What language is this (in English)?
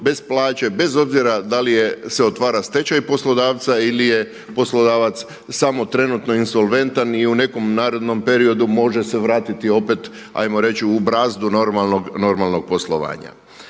Croatian